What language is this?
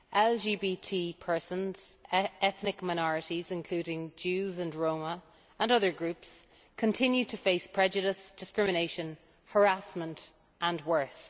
English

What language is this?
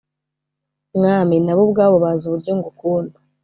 Kinyarwanda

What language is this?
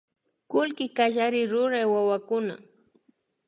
Imbabura Highland Quichua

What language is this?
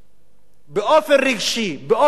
Hebrew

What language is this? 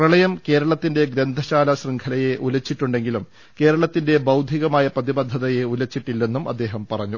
Malayalam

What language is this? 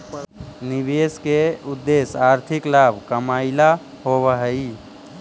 Magahi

